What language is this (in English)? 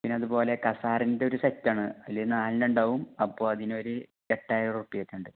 Malayalam